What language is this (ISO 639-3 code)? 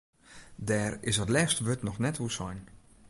fry